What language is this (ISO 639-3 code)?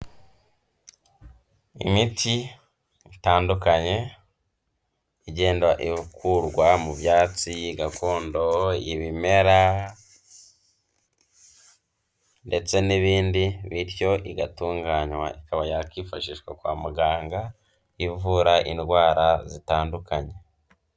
kin